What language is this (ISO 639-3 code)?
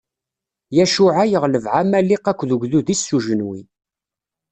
kab